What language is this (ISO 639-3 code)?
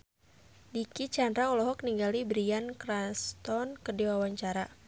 sun